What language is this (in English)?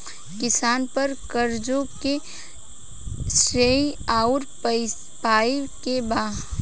Bhojpuri